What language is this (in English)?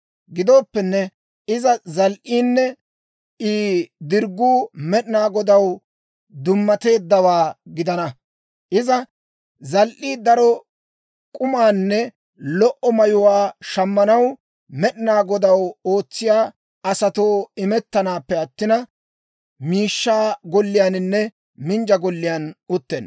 Dawro